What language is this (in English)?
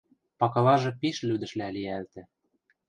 Western Mari